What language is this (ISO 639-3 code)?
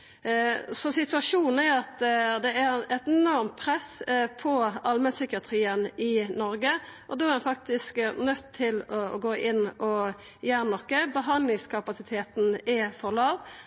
nno